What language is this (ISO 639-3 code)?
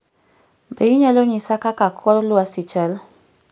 luo